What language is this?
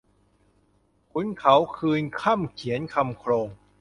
Thai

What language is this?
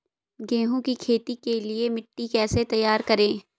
Hindi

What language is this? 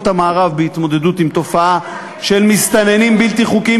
Hebrew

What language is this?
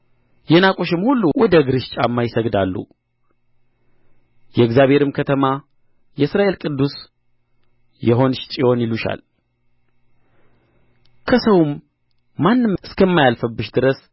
Amharic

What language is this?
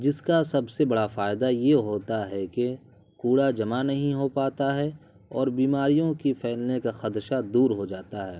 Urdu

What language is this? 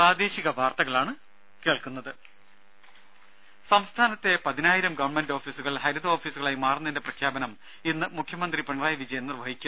Malayalam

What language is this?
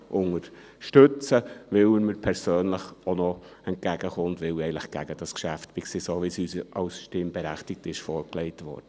Swiss German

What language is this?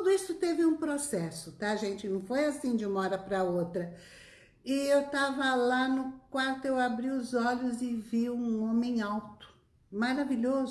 Portuguese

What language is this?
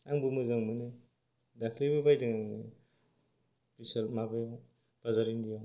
Bodo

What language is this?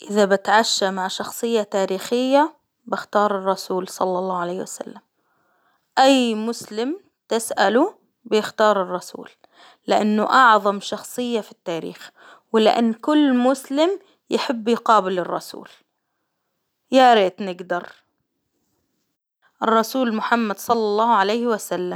Hijazi Arabic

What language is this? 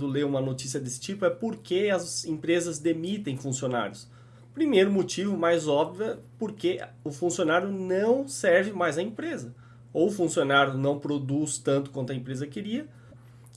Portuguese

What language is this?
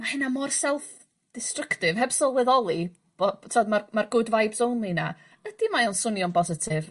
Welsh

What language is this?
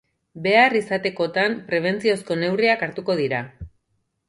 Basque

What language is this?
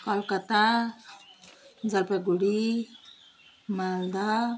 Nepali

